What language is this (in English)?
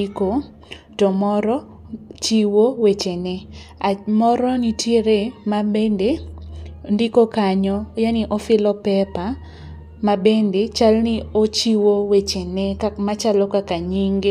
Luo (Kenya and Tanzania)